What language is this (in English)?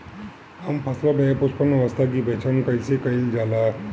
Bhojpuri